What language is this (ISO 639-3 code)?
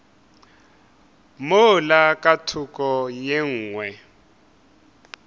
nso